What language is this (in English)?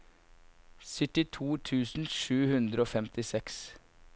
Norwegian